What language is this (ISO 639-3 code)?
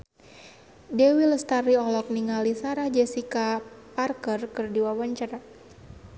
sun